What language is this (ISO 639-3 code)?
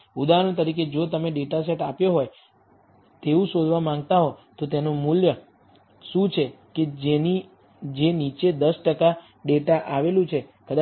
guj